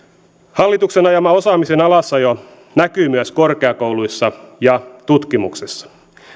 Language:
Finnish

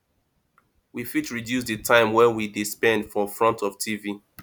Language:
Nigerian Pidgin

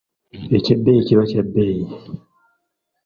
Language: Ganda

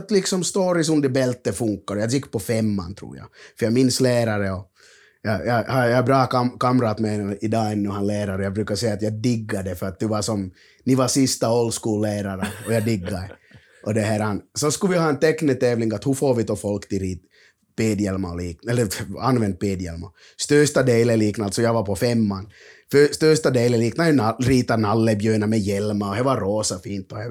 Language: Swedish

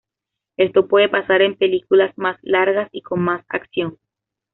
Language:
Spanish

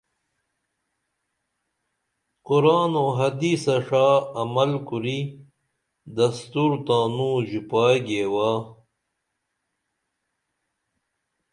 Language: Dameli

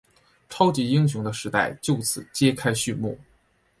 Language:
Chinese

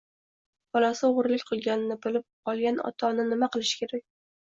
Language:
Uzbek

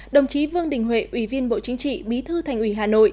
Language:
Vietnamese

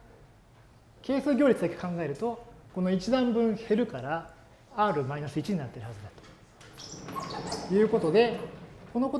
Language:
Japanese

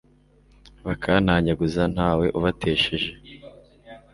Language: Kinyarwanda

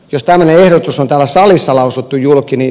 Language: Finnish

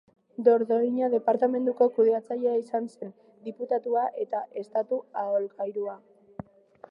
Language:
Basque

